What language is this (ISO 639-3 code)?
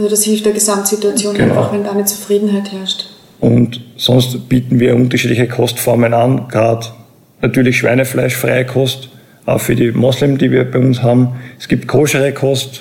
deu